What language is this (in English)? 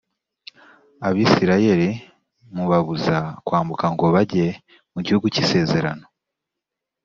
Kinyarwanda